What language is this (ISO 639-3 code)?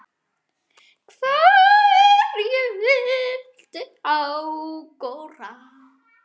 isl